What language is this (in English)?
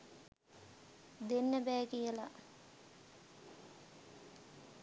Sinhala